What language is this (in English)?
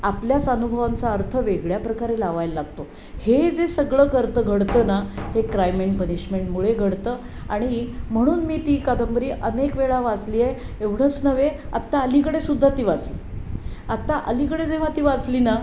Marathi